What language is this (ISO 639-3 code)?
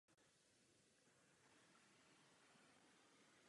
ces